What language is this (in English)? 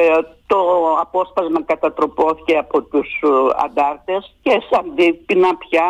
Greek